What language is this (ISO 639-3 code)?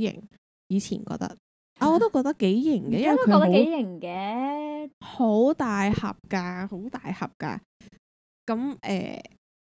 zho